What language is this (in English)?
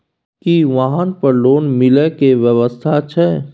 Maithili